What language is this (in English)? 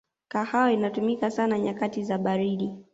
Swahili